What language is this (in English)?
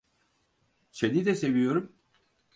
Turkish